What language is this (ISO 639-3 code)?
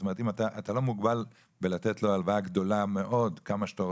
heb